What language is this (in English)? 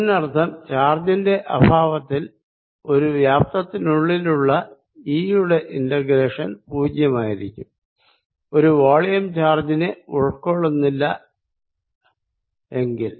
Malayalam